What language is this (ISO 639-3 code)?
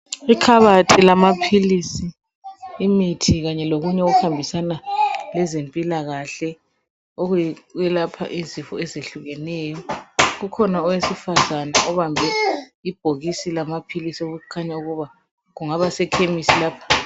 nde